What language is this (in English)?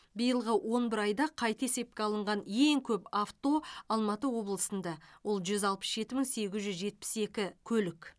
Kazakh